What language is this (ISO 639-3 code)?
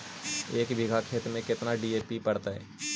mag